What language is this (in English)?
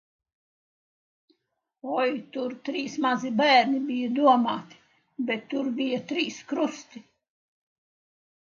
Latvian